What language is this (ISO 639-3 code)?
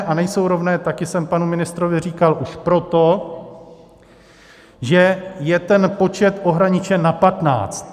ces